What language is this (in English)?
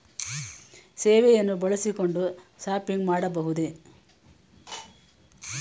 Kannada